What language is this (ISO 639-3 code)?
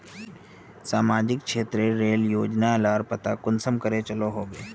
mag